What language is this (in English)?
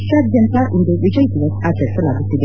Kannada